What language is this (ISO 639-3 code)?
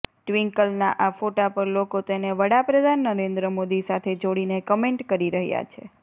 guj